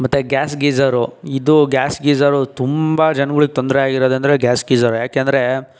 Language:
Kannada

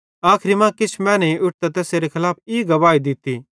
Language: Bhadrawahi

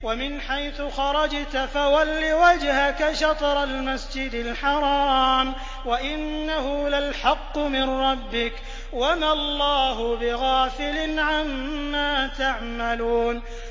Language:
Arabic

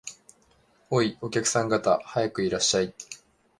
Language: Japanese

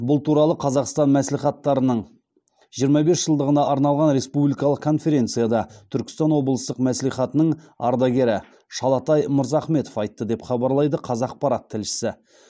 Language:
Kazakh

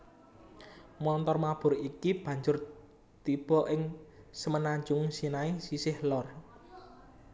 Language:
Javanese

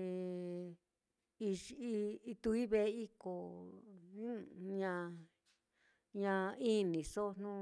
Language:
Mitlatongo Mixtec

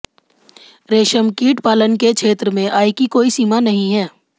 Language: Hindi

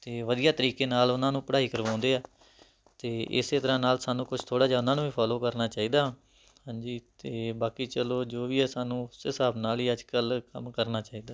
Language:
Punjabi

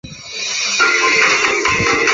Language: Chinese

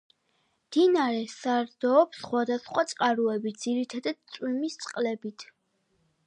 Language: Georgian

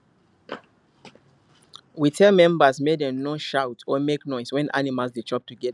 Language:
Nigerian Pidgin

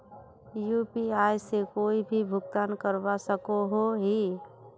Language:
Magahi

